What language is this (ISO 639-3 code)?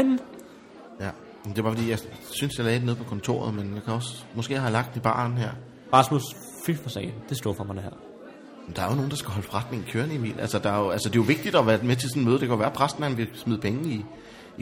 dan